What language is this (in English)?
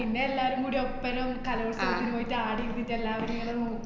Malayalam